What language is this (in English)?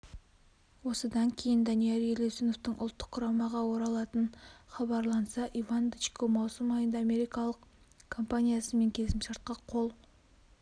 Kazakh